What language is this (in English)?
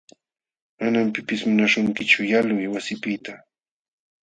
Jauja Wanca Quechua